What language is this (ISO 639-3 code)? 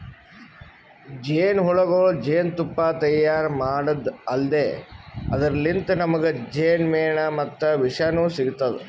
kan